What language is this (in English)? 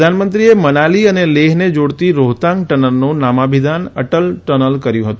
Gujarati